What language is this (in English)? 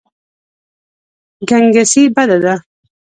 Pashto